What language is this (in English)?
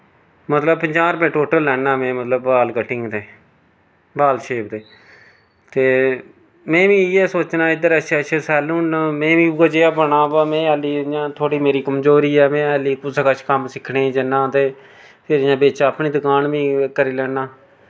Dogri